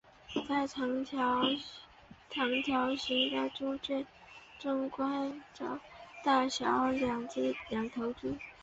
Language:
Chinese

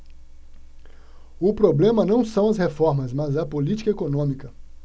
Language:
Portuguese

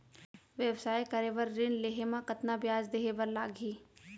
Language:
Chhattisgarhi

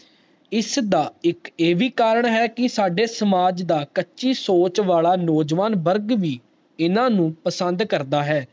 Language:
Punjabi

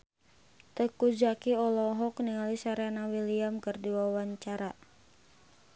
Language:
Sundanese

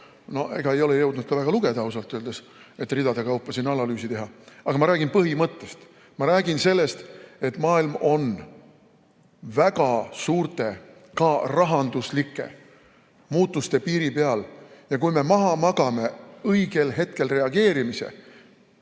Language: Estonian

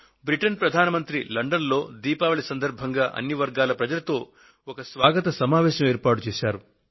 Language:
Telugu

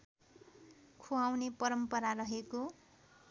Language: Nepali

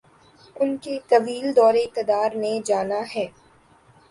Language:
Urdu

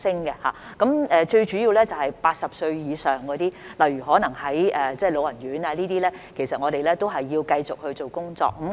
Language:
Cantonese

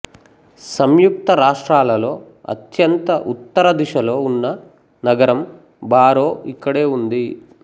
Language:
Telugu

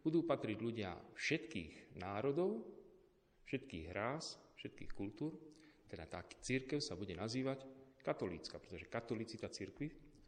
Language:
Slovak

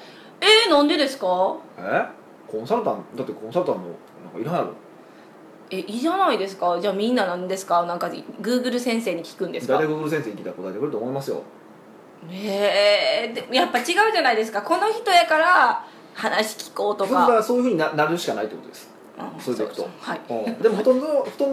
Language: Japanese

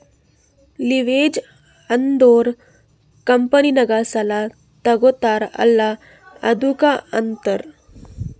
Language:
Kannada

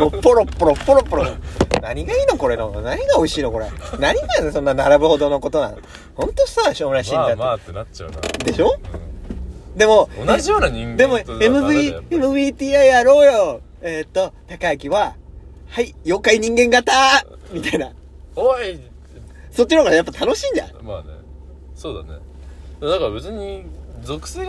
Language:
Japanese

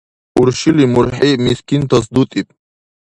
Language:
Dargwa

